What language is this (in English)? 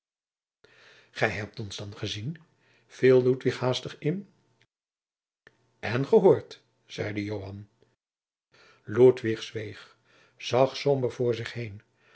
Dutch